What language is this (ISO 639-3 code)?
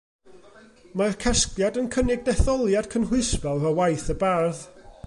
cym